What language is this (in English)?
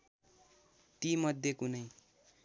Nepali